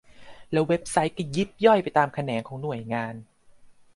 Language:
Thai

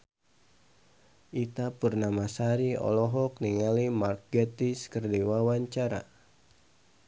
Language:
Sundanese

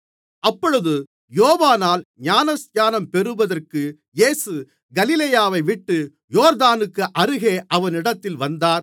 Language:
Tamil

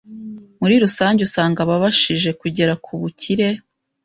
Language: Kinyarwanda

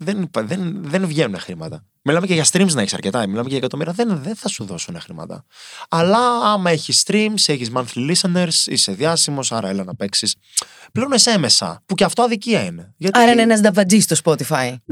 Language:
Greek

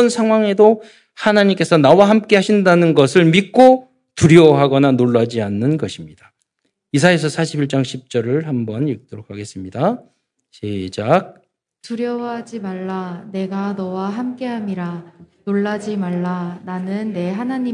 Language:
Korean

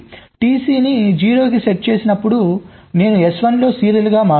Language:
Telugu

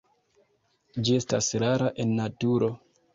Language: Esperanto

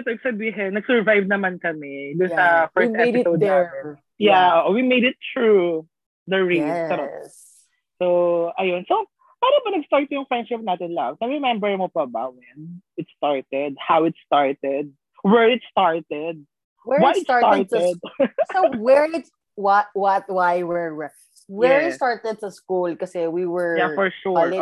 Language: Filipino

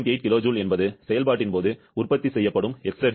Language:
Tamil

